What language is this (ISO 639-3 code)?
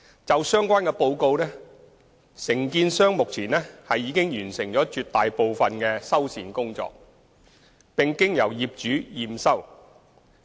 yue